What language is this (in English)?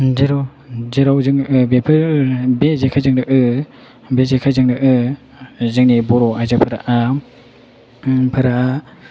Bodo